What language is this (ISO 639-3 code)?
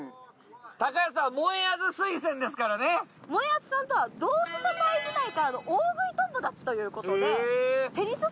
jpn